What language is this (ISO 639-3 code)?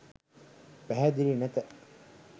sin